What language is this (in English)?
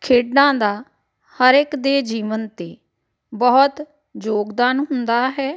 Punjabi